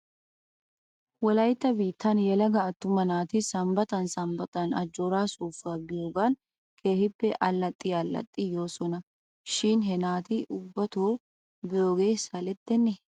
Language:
Wolaytta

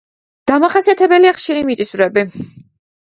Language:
Georgian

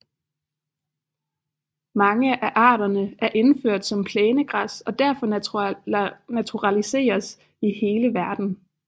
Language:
Danish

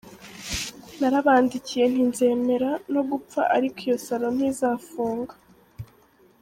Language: Kinyarwanda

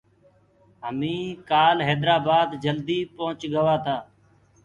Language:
Gurgula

